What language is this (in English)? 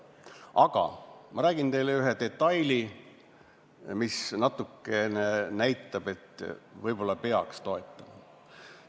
Estonian